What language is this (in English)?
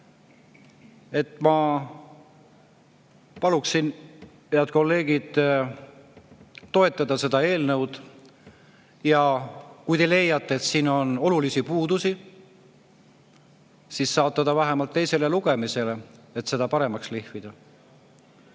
Estonian